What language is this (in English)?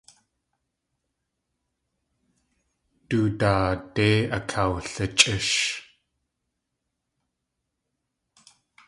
Tlingit